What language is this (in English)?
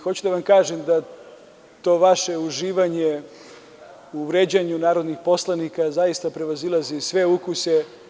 Serbian